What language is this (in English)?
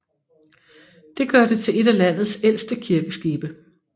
Danish